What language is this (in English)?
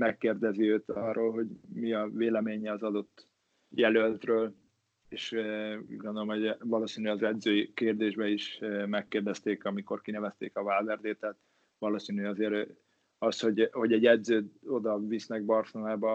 Hungarian